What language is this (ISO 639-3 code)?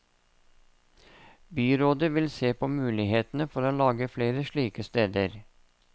nor